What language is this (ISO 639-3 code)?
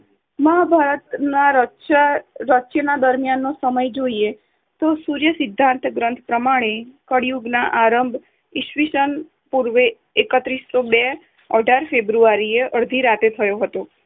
guj